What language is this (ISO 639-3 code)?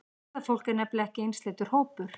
isl